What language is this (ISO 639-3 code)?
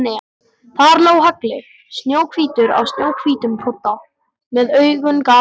isl